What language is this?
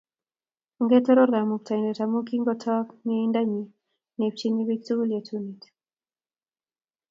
Kalenjin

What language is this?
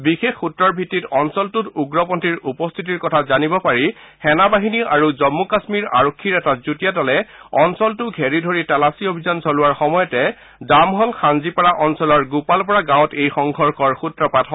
Assamese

